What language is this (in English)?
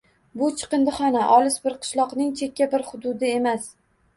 Uzbek